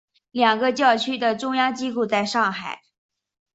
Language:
Chinese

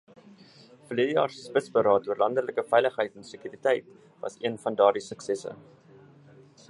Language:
Afrikaans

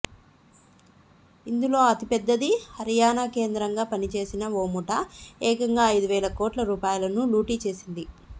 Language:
Telugu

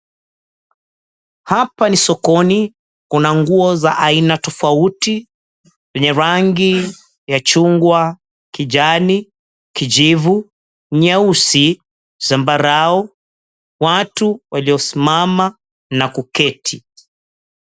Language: Swahili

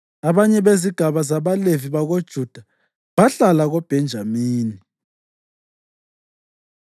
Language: North Ndebele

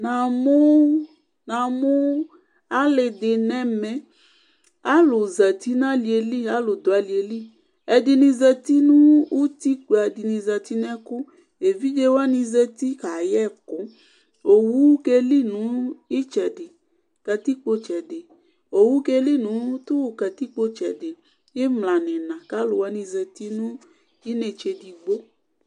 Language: Ikposo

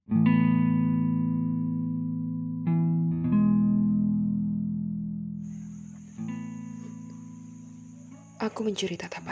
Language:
Malay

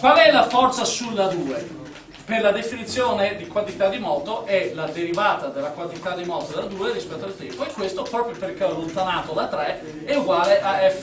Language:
Italian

